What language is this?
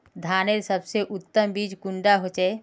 Magahi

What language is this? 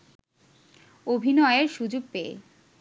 Bangla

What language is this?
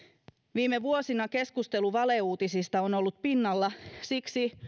Finnish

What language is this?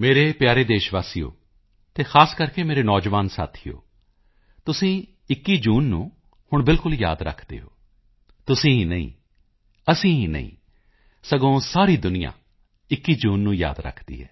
Punjabi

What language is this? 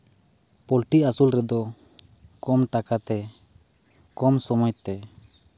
Santali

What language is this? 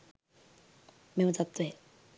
Sinhala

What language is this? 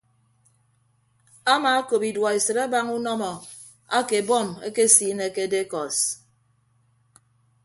Ibibio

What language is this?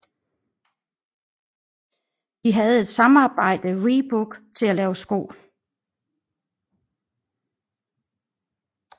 Danish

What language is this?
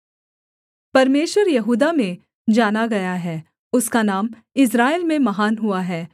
Hindi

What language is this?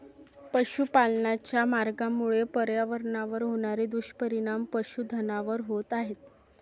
Marathi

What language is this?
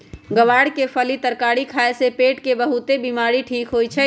Magahi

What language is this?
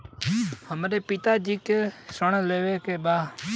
Bhojpuri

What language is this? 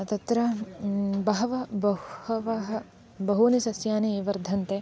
Sanskrit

